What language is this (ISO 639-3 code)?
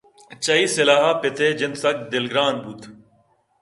bgp